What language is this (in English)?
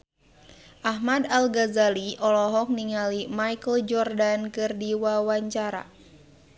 Sundanese